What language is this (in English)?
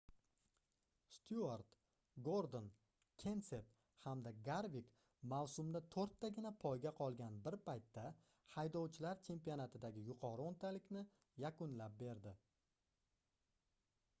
Uzbek